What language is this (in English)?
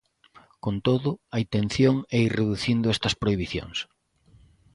Galician